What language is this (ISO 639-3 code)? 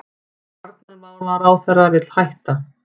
isl